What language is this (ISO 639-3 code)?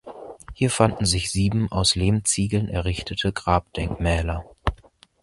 deu